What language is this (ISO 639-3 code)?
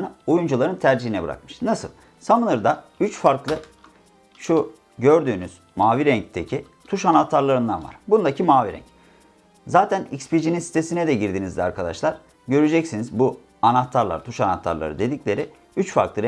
tur